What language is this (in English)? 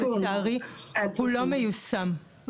Hebrew